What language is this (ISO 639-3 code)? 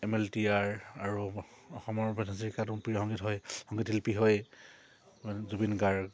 asm